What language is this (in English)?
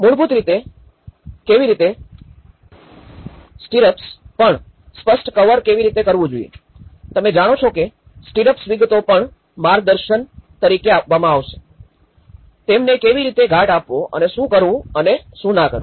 Gujarati